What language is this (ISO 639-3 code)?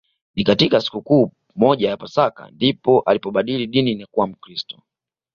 swa